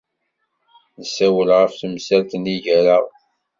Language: Kabyle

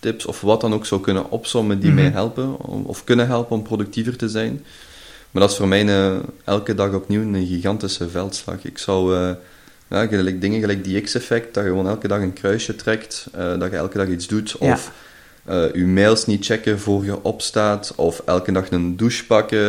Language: Dutch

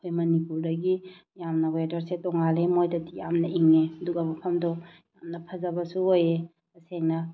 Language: Manipuri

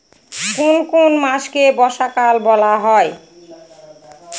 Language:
Bangla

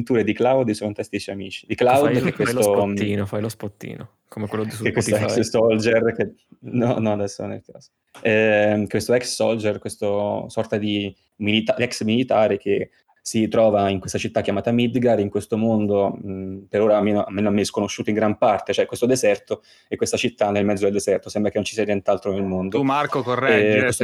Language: Italian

